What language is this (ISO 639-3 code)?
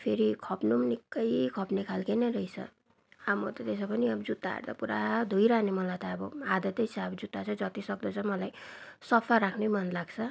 nep